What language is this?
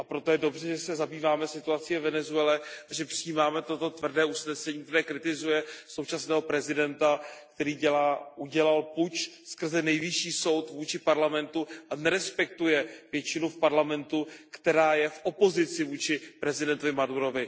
Czech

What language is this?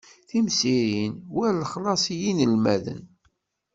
Kabyle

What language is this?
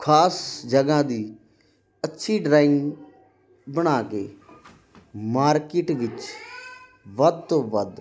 Punjabi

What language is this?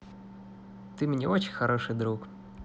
Russian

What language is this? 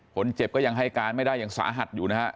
Thai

